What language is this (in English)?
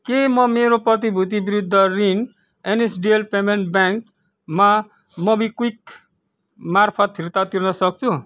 Nepali